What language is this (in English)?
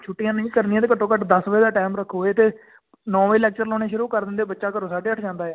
Punjabi